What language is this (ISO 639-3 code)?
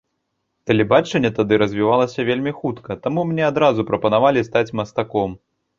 bel